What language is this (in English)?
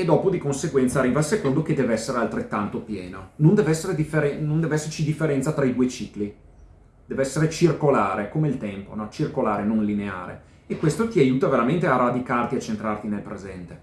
Italian